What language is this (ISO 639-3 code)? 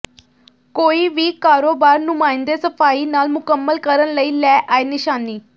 pan